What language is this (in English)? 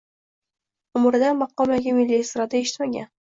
Uzbek